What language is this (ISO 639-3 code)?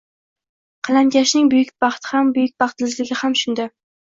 uzb